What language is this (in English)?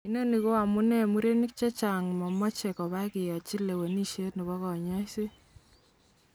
Kalenjin